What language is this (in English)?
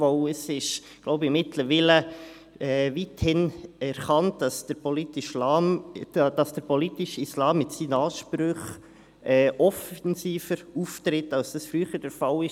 Swiss German